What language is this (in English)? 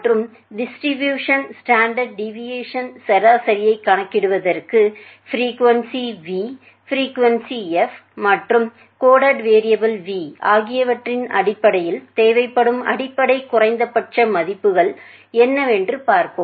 Tamil